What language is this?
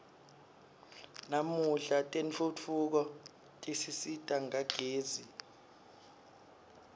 Swati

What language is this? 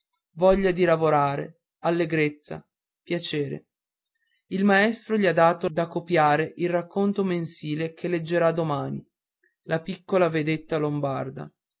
Italian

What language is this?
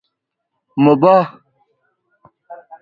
Persian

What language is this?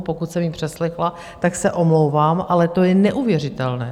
Czech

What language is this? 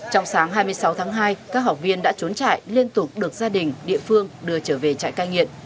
Vietnamese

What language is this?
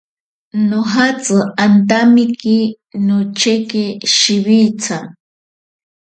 Ashéninka Perené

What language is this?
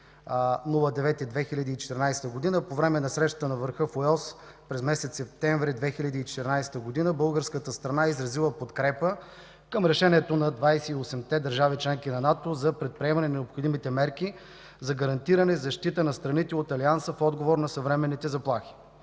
Bulgarian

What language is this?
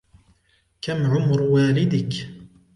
Arabic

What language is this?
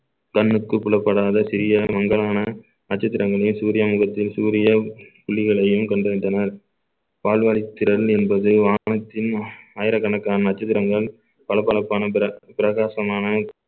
Tamil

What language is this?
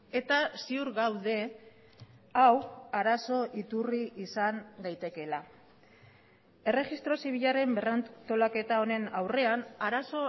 Basque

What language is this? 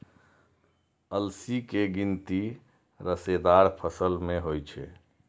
Maithili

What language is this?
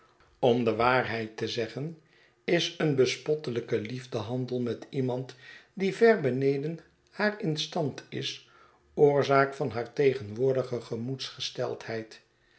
Dutch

